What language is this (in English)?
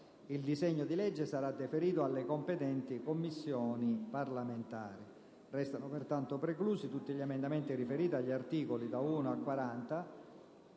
Italian